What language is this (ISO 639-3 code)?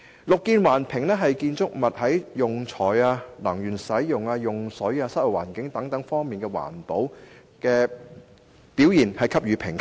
yue